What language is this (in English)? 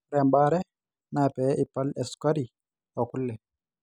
Masai